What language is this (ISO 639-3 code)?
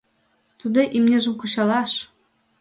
chm